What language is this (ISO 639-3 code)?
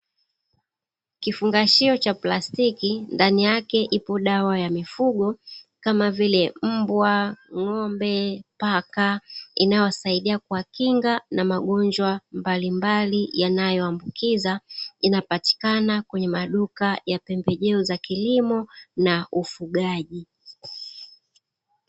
swa